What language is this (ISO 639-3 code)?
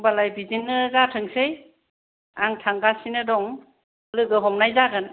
brx